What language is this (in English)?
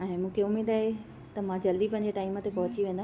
Sindhi